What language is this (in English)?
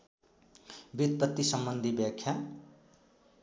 Nepali